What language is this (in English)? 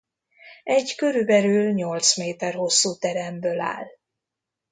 Hungarian